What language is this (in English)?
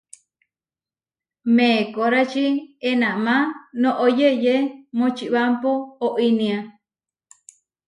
Huarijio